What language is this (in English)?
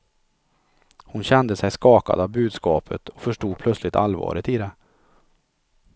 Swedish